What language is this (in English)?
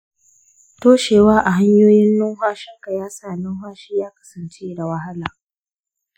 Hausa